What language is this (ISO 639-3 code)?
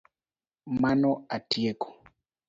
luo